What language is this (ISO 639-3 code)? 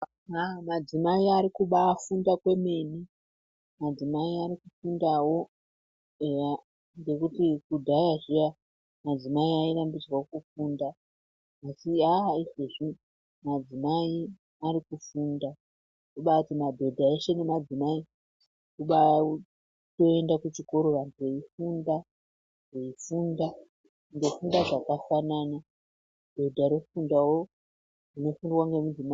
ndc